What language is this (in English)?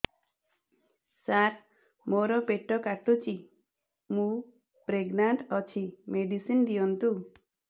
Odia